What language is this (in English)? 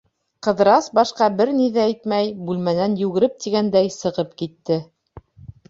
Bashkir